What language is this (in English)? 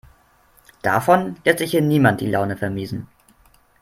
German